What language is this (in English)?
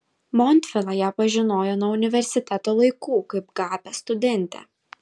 Lithuanian